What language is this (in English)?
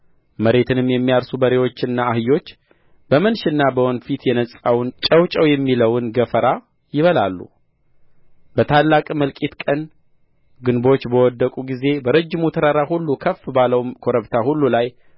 Amharic